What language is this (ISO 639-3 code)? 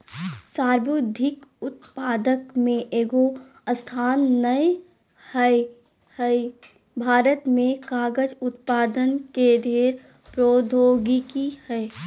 mag